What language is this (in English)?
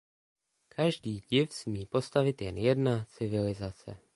Czech